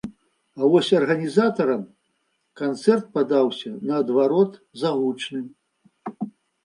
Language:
Belarusian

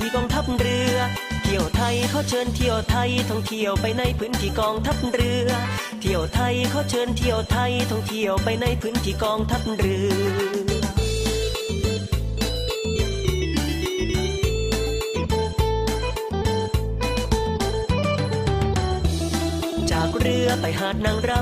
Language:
Thai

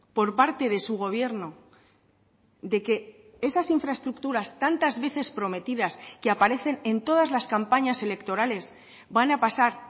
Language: Spanish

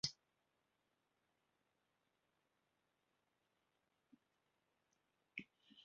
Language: Welsh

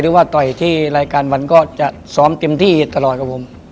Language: Thai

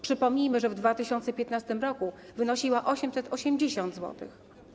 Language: Polish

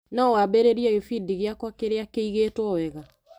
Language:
Kikuyu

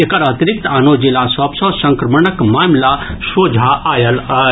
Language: Maithili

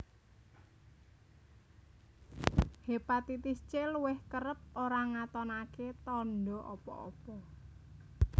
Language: Javanese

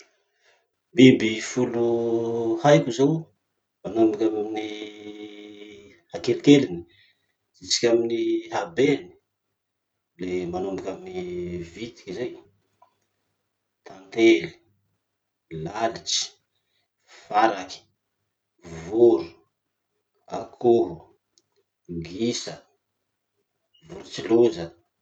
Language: Masikoro Malagasy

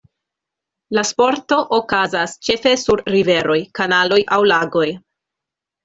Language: Esperanto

